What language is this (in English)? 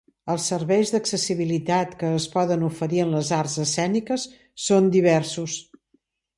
Catalan